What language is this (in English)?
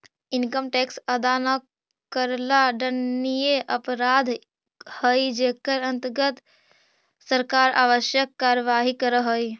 Magahi